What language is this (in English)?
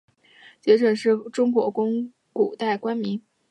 Chinese